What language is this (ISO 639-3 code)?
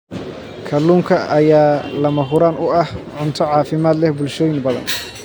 som